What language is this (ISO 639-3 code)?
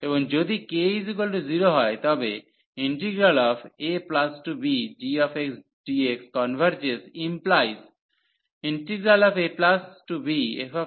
ben